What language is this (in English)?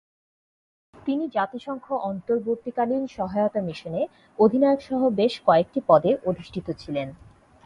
Bangla